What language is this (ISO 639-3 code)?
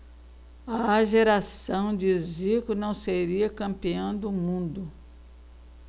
por